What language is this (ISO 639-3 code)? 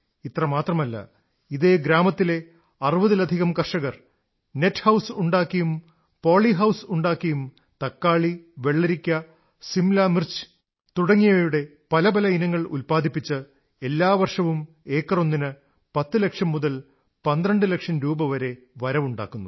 mal